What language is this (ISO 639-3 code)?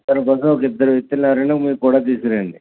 tel